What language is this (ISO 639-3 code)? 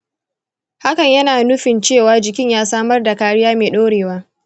hau